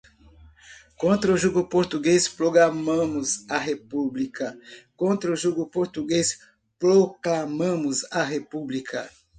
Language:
Portuguese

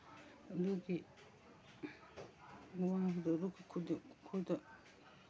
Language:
Manipuri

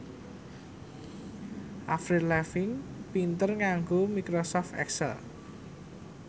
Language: Javanese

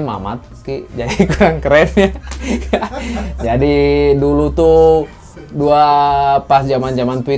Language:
Indonesian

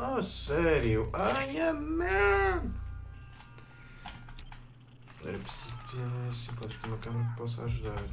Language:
Portuguese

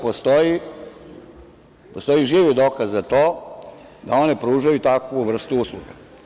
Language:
Serbian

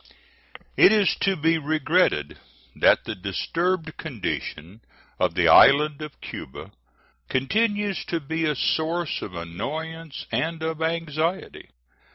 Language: English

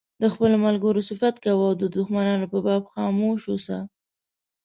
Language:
Pashto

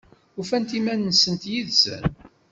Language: Kabyle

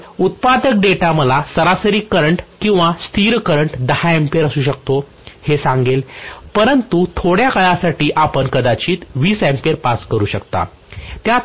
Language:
Marathi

